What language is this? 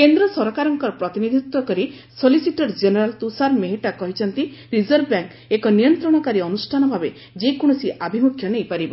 Odia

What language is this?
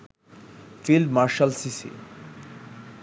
Bangla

